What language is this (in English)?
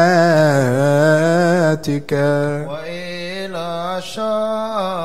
Arabic